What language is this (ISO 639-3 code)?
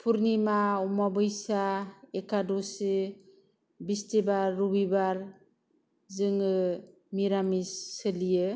brx